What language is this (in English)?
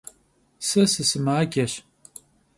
Kabardian